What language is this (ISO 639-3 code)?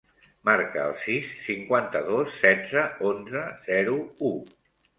cat